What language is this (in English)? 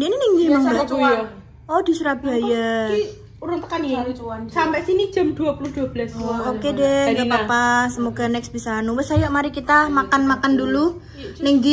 Indonesian